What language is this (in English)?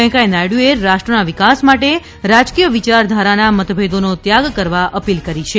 Gujarati